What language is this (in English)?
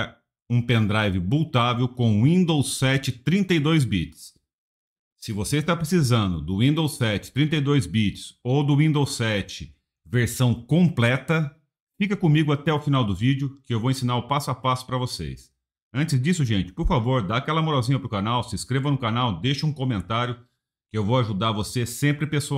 Portuguese